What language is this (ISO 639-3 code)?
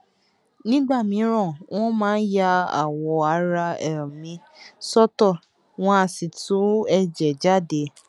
yor